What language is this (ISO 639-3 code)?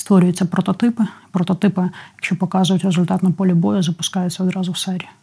ukr